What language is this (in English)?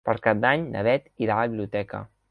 Catalan